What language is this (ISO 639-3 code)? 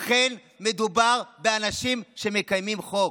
heb